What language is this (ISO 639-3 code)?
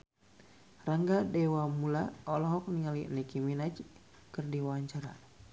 sun